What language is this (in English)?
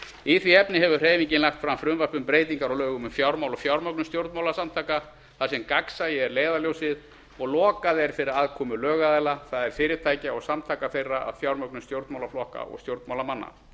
Icelandic